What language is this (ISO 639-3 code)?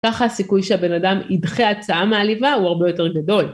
heb